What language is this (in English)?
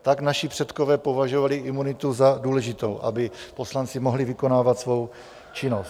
Czech